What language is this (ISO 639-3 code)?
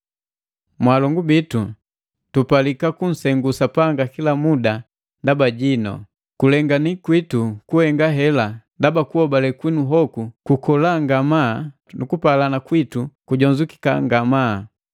mgv